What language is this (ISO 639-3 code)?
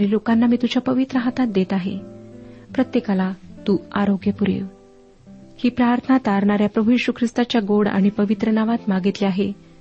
mar